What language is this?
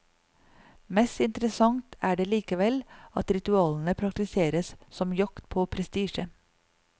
Norwegian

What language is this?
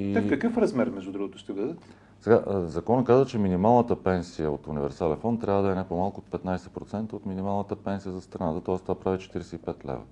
Bulgarian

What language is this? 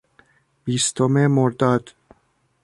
Persian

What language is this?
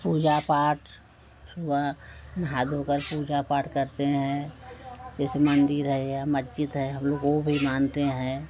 Hindi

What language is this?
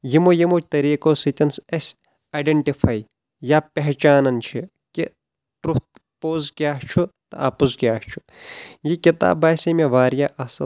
Kashmiri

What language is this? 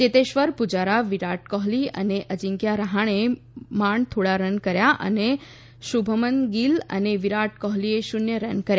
Gujarati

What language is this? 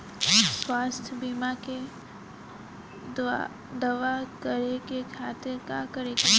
Bhojpuri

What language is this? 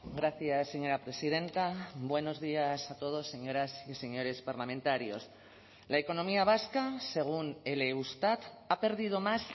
Spanish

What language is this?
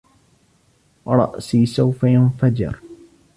Arabic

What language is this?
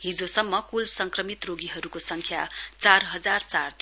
Nepali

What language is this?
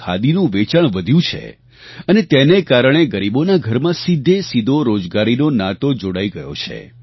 Gujarati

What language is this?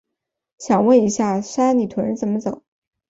Chinese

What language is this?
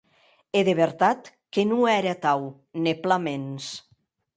Occitan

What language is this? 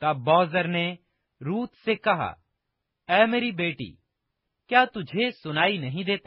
Urdu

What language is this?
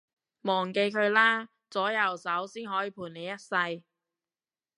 Cantonese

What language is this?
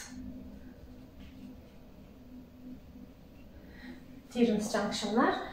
Turkish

